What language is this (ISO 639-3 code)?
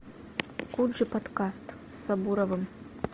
rus